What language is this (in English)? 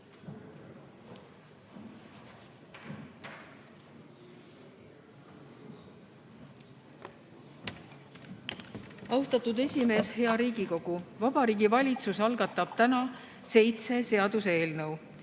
Estonian